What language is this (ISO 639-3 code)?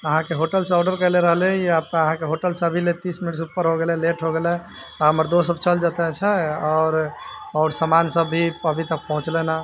mai